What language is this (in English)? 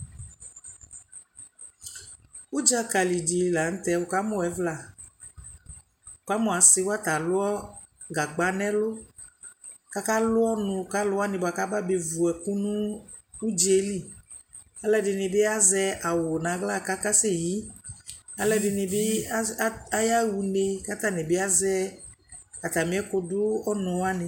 Ikposo